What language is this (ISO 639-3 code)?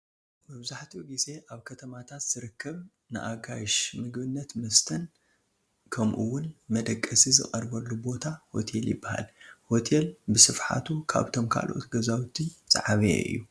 tir